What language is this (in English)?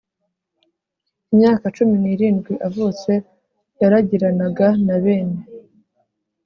Kinyarwanda